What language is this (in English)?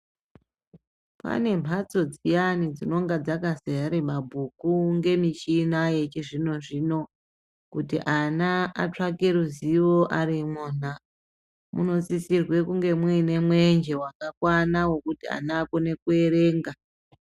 Ndau